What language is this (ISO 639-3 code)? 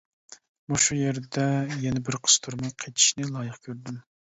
uig